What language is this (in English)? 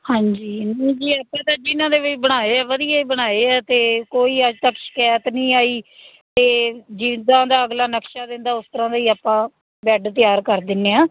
Punjabi